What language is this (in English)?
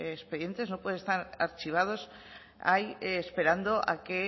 Spanish